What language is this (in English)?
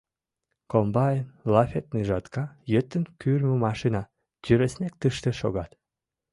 Mari